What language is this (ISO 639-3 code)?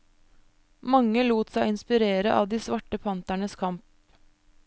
nor